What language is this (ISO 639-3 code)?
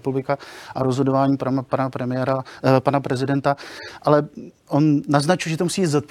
ces